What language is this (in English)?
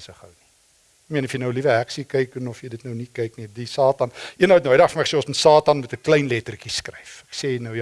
Dutch